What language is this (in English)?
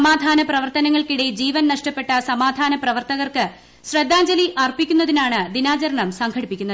Malayalam